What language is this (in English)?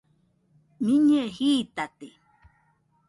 Nüpode Huitoto